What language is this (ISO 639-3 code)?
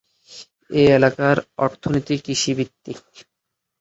ben